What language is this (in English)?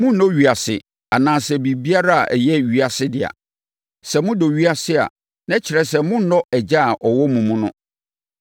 Akan